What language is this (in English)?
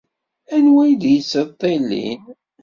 Kabyle